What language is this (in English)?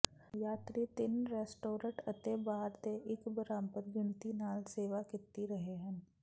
Punjabi